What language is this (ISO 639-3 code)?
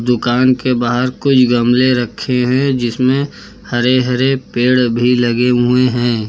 hin